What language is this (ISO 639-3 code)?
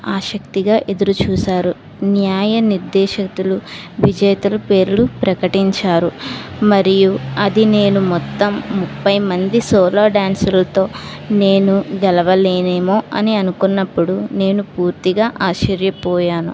tel